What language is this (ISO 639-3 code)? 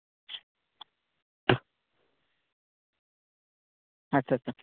sat